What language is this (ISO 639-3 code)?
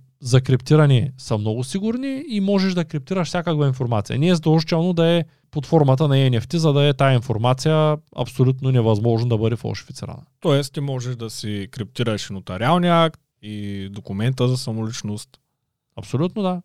bul